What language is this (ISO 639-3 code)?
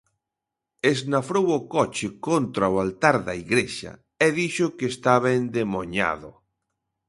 glg